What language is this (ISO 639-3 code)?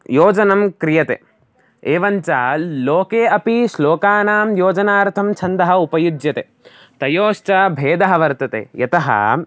san